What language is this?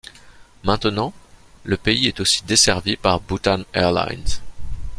French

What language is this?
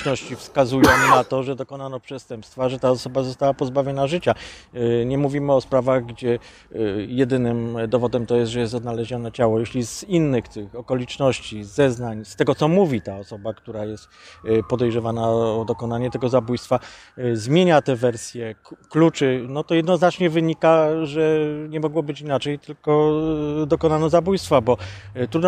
Polish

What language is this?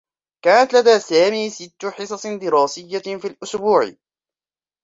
Arabic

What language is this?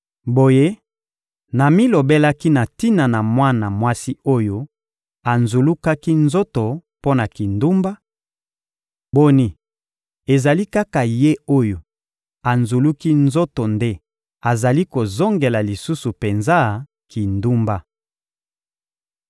Lingala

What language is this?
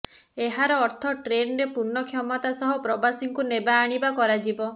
Odia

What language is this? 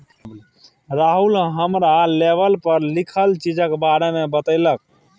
Maithili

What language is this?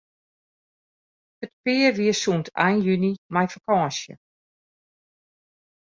Western Frisian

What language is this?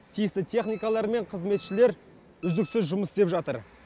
Kazakh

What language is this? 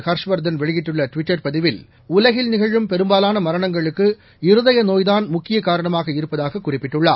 Tamil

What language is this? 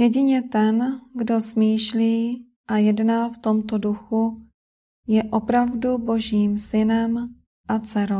Czech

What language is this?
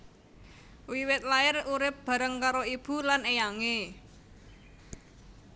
Javanese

